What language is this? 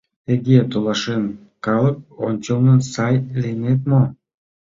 Mari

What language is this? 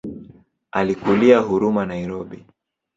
Swahili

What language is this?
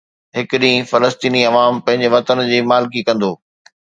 Sindhi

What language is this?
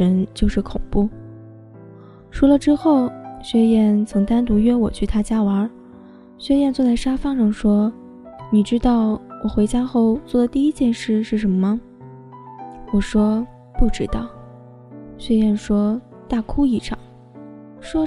Chinese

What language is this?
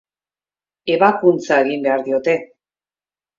Basque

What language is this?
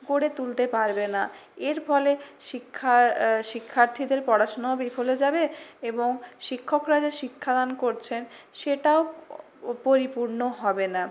Bangla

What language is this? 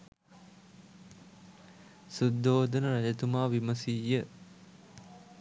Sinhala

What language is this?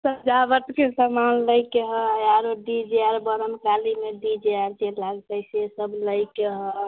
Maithili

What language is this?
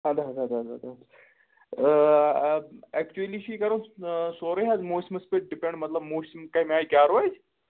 Kashmiri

